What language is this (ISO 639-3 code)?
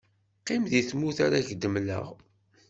kab